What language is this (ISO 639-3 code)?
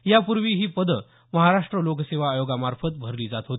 mar